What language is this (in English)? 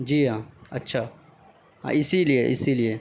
Urdu